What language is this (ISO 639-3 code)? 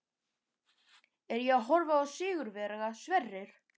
isl